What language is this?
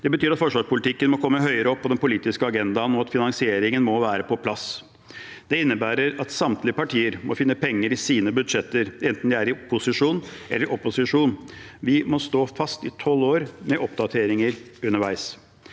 Norwegian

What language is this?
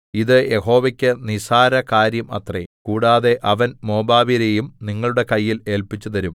Malayalam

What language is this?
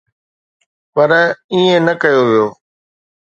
Sindhi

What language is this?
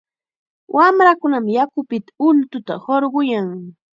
Chiquián Ancash Quechua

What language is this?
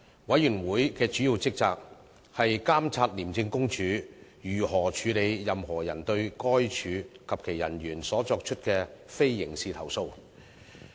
Cantonese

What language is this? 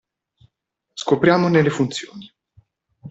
Italian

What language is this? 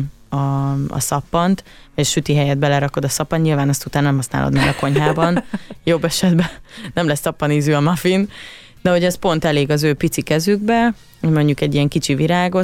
Hungarian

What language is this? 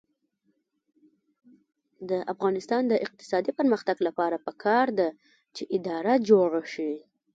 Pashto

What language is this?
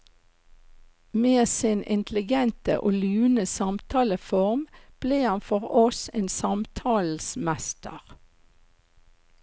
Norwegian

